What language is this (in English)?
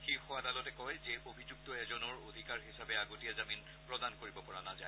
Assamese